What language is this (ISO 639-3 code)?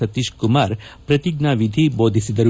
kan